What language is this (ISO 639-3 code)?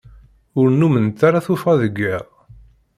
kab